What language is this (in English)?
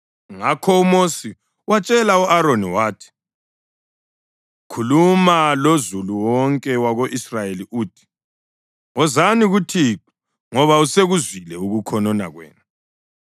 North Ndebele